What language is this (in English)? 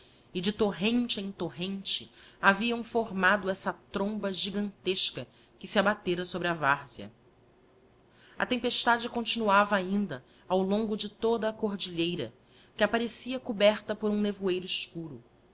Portuguese